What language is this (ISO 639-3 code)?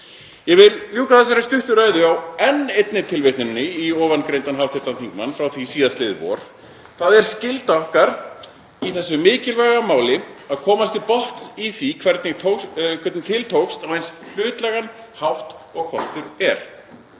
isl